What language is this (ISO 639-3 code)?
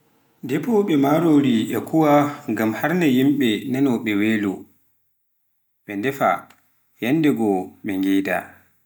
fuf